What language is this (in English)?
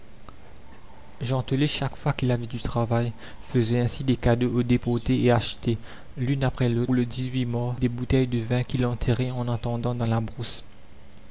French